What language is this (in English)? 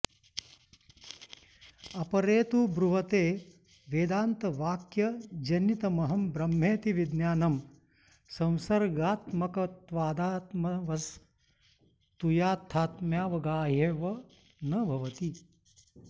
Sanskrit